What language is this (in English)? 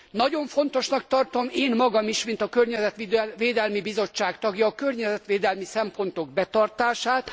Hungarian